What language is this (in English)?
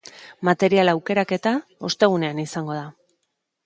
Basque